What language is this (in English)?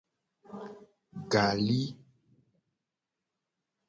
Gen